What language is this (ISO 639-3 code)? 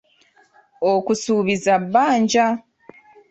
lug